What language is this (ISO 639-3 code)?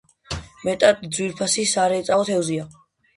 kat